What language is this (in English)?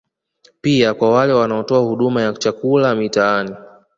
Swahili